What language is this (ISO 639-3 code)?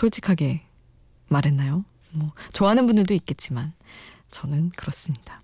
kor